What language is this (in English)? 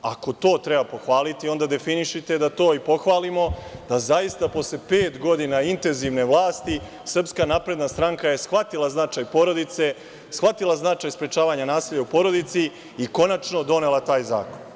Serbian